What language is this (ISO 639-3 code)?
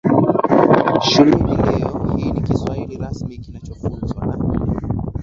swa